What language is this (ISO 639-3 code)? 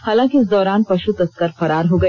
hin